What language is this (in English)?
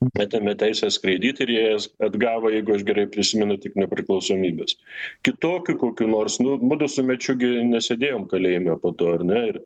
Lithuanian